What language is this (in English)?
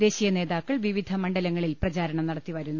Malayalam